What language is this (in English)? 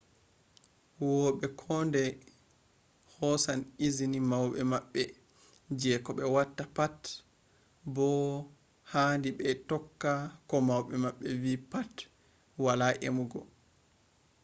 Fula